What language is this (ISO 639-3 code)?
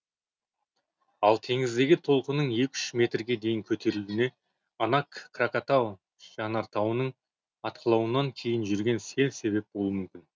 kaz